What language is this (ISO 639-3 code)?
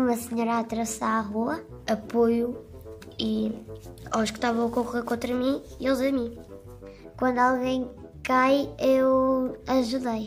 por